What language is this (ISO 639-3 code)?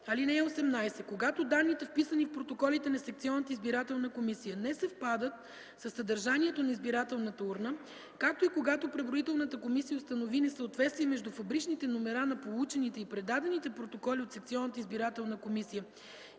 bul